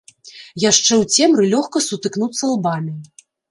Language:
Belarusian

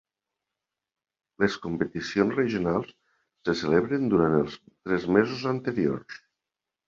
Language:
Catalan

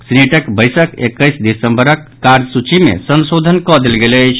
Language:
Maithili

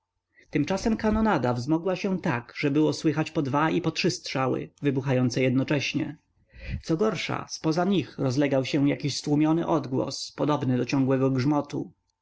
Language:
Polish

